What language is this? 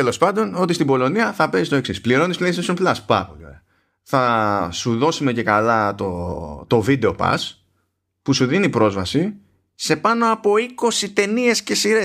Greek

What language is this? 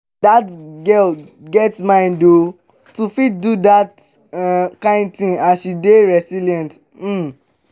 Nigerian Pidgin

